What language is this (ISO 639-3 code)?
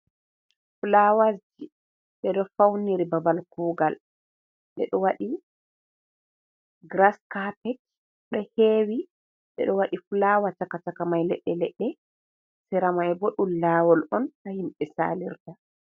ful